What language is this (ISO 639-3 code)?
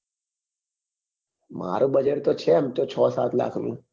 guj